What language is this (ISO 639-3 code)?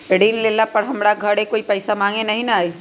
mag